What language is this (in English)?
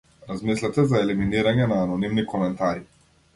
Macedonian